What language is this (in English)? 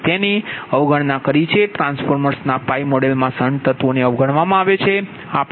Gujarati